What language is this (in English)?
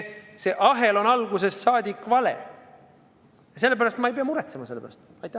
Estonian